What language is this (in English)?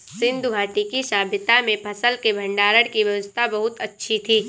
Hindi